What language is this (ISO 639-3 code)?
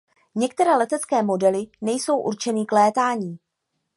ces